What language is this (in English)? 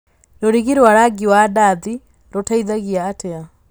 Kikuyu